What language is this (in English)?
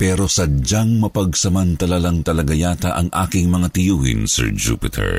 Filipino